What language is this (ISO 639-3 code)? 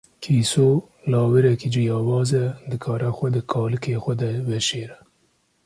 kur